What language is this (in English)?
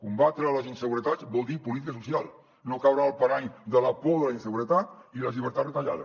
Catalan